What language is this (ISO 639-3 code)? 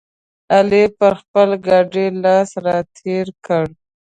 pus